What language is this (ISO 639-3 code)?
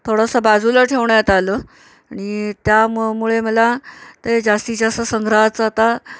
mar